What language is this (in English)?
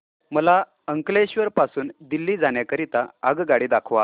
Marathi